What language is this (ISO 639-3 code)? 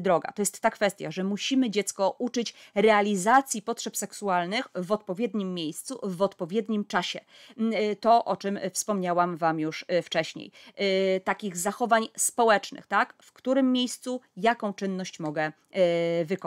pol